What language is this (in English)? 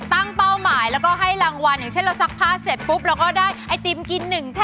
Thai